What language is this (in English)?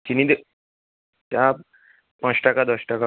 Bangla